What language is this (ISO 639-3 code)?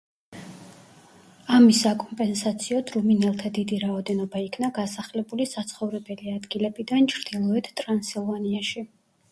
kat